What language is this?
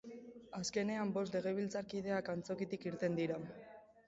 Basque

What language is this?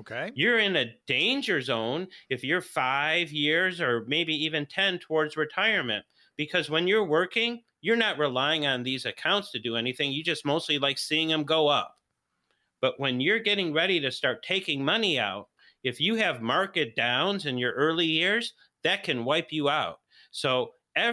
English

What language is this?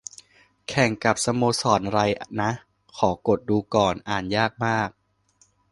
Thai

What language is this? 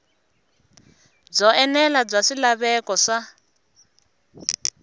Tsonga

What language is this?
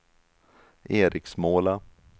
Swedish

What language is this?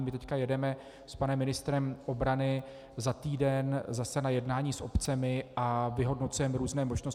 Czech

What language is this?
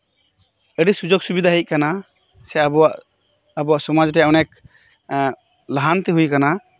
Santali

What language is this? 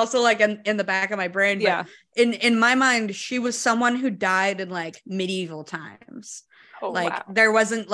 English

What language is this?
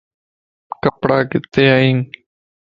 Lasi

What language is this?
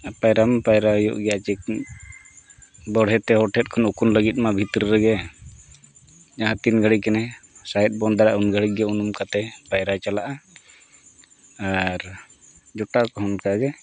Santali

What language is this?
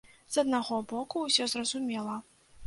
Belarusian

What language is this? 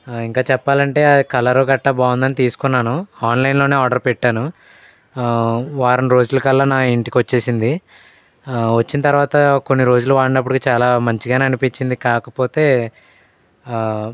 Telugu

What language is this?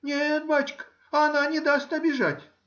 Russian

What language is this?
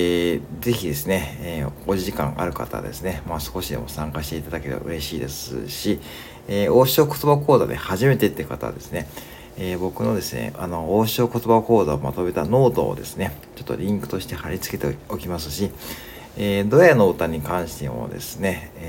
Japanese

